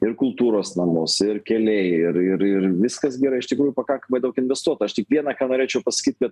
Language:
Lithuanian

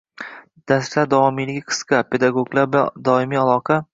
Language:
Uzbek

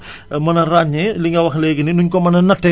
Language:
Wolof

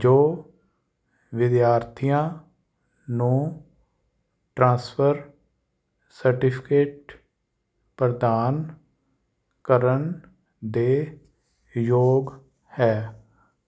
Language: Punjabi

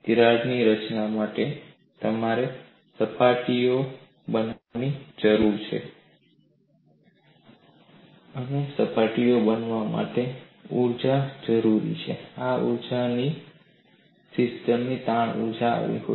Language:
Gujarati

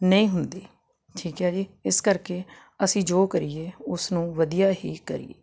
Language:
Punjabi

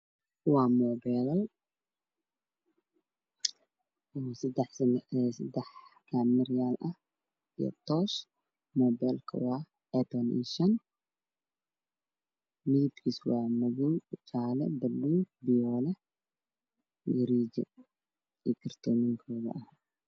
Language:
Somali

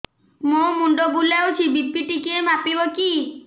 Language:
Odia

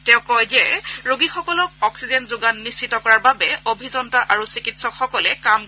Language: Assamese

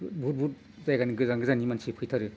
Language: Bodo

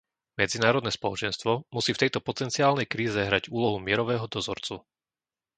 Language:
Slovak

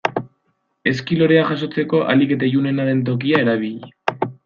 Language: Basque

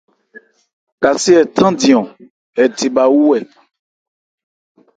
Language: Ebrié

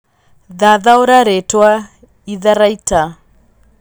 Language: Kikuyu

